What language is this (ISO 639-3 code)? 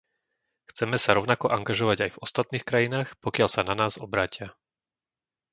slk